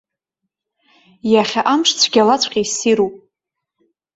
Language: Abkhazian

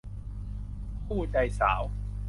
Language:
Thai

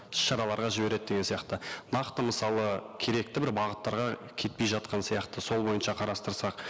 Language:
Kazakh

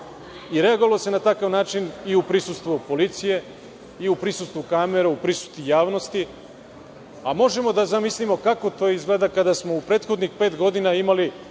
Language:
Serbian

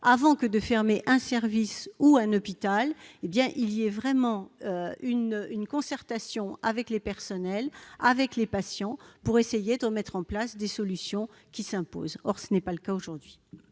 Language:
French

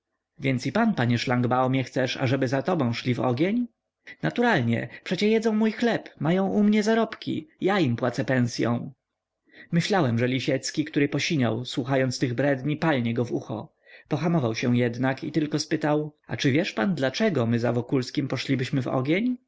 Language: Polish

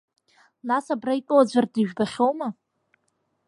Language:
Abkhazian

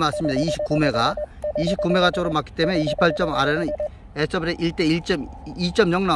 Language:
Korean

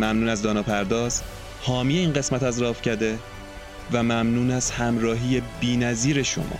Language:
Persian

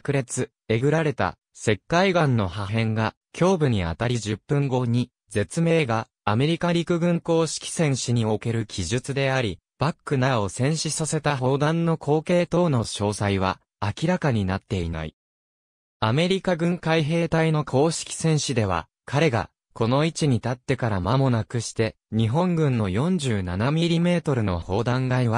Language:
Japanese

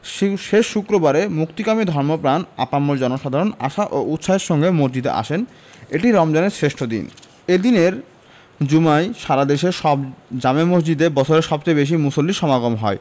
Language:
Bangla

